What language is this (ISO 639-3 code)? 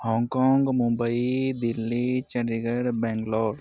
san